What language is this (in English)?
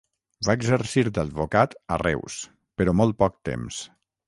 Catalan